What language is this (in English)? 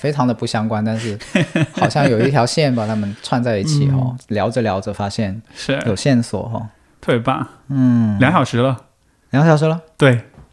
Chinese